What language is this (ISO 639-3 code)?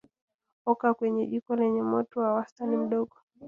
swa